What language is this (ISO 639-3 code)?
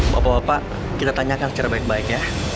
ind